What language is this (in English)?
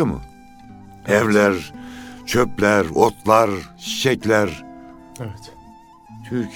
Turkish